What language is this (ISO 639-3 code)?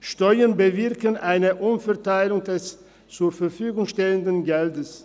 gsw